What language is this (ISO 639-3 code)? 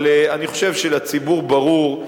heb